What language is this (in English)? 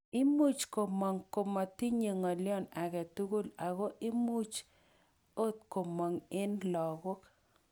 Kalenjin